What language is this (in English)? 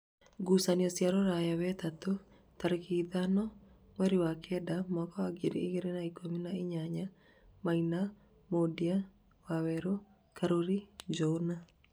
Kikuyu